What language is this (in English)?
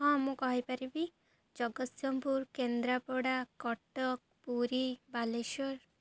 Odia